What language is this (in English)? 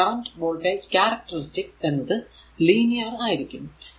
Malayalam